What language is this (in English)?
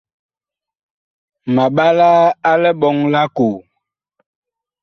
Bakoko